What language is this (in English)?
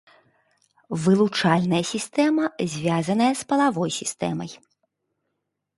Belarusian